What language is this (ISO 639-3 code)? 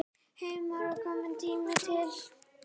isl